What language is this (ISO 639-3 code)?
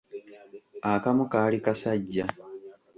lug